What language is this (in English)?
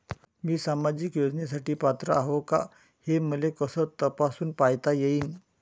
Marathi